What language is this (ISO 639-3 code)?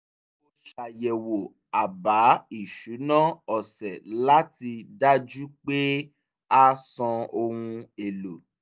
yor